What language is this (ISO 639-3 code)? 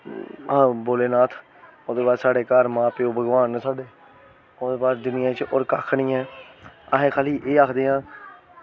doi